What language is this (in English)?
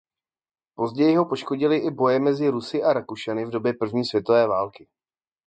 Czech